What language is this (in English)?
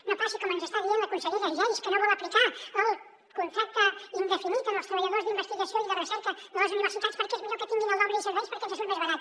Catalan